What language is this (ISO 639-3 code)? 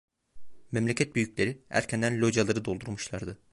tur